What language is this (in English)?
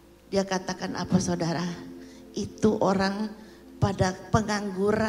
Indonesian